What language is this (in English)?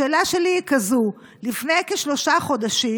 Hebrew